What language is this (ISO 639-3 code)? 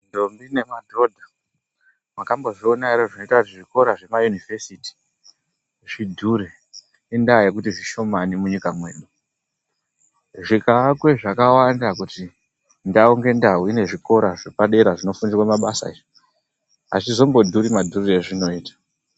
ndc